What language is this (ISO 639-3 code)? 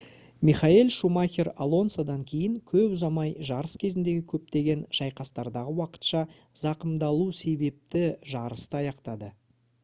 kaz